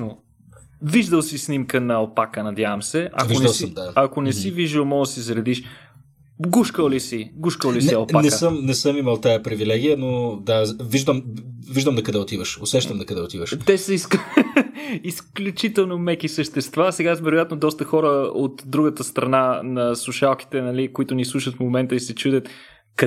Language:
Bulgarian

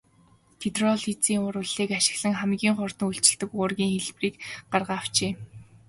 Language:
Mongolian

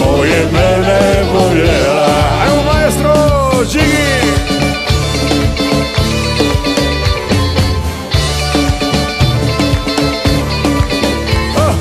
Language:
Romanian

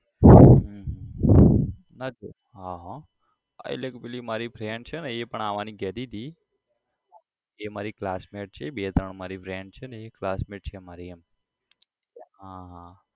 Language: Gujarati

